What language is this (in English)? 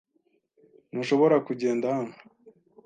Kinyarwanda